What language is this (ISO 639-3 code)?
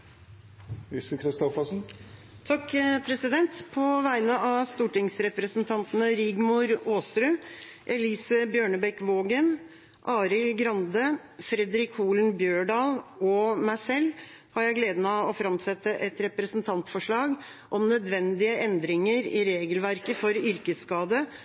nob